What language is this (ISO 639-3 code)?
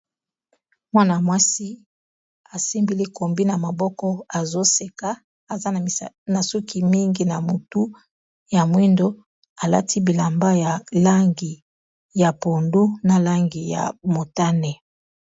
lin